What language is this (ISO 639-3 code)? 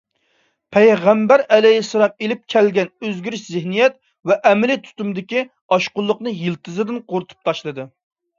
uig